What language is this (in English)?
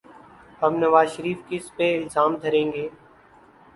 Urdu